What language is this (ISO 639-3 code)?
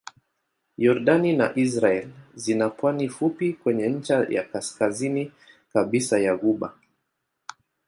swa